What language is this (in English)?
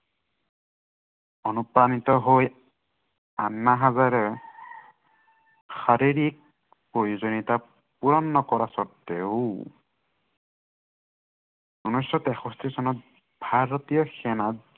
Assamese